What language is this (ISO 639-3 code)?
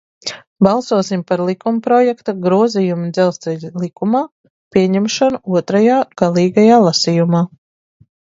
lav